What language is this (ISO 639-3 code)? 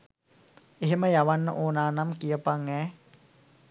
sin